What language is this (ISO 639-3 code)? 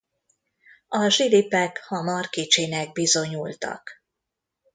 hun